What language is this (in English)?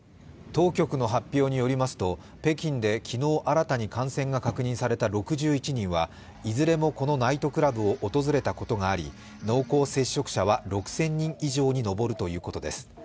Japanese